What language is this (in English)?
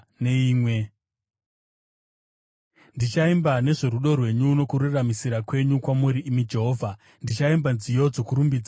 Shona